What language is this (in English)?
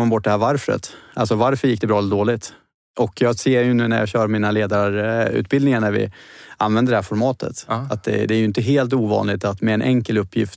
Swedish